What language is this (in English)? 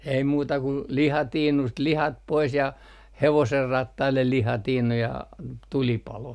Finnish